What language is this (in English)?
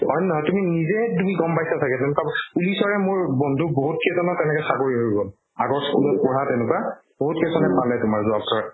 Assamese